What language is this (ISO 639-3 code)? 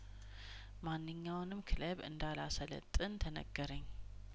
amh